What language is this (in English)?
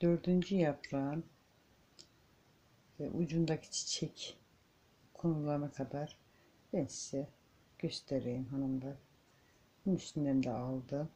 Turkish